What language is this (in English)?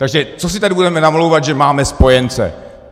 Czech